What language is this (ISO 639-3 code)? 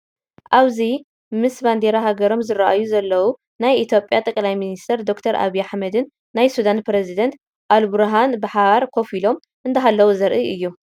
tir